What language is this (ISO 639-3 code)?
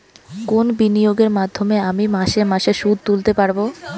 ben